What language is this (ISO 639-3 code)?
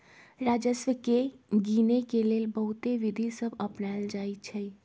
mag